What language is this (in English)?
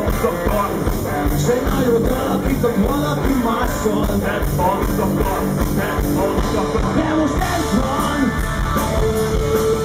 Ukrainian